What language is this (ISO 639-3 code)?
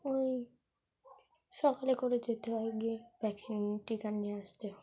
ben